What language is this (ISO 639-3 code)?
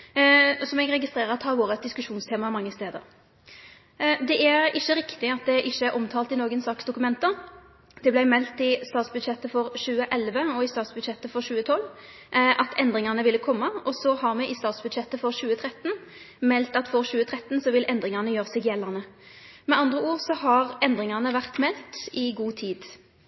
nno